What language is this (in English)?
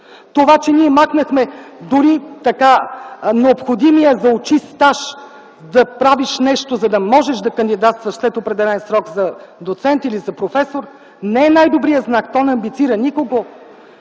Bulgarian